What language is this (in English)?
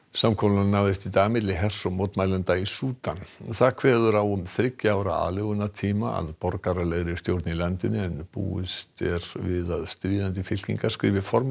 Icelandic